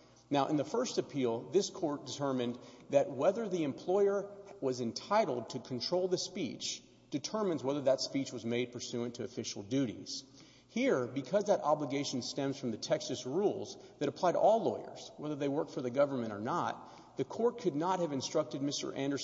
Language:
English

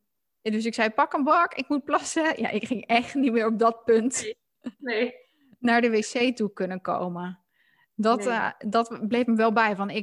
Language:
Dutch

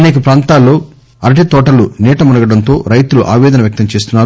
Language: Telugu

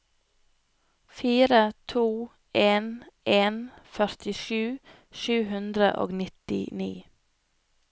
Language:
Norwegian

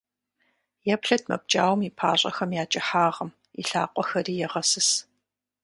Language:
Kabardian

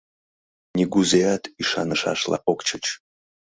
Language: Mari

